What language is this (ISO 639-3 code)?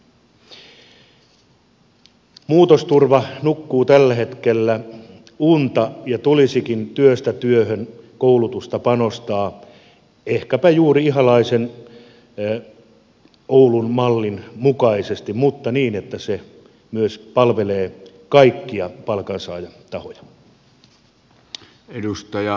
fin